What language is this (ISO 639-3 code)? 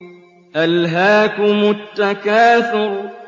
ara